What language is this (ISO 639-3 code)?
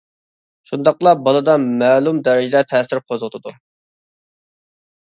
uig